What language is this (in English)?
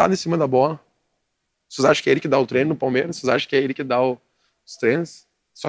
Portuguese